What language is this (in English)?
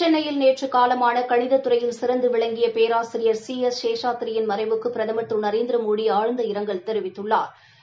Tamil